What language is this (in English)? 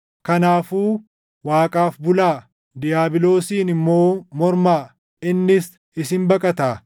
Oromo